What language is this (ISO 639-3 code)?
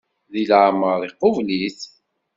kab